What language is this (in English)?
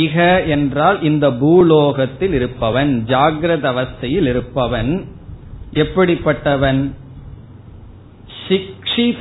Tamil